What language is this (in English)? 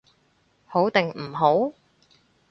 Cantonese